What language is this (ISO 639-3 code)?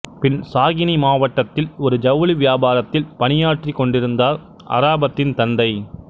tam